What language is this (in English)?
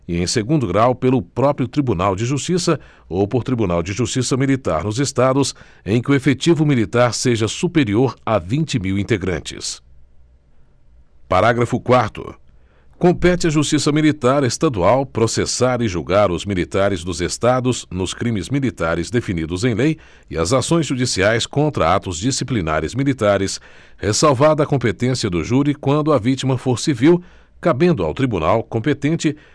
Portuguese